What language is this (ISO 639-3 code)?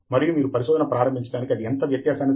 tel